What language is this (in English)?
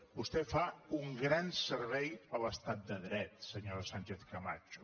Catalan